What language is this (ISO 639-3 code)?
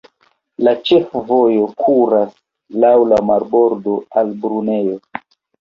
epo